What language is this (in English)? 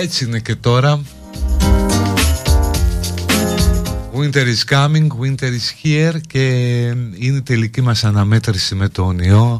Greek